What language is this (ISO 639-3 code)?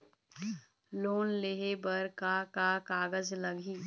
hne